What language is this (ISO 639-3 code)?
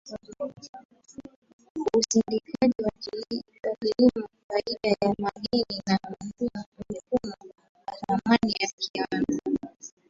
swa